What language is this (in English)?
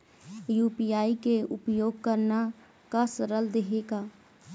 Chhattisgarhi